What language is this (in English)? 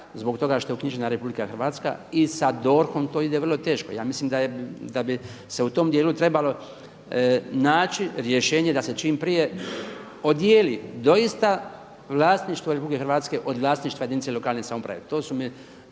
Croatian